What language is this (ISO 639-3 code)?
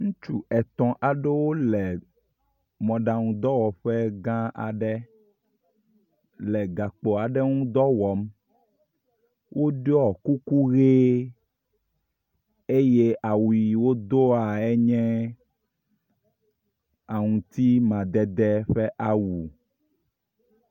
ewe